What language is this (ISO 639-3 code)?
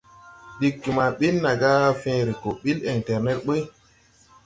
tui